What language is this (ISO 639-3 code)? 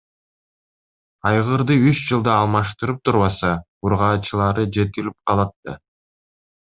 kir